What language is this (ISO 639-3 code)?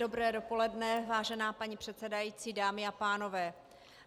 ces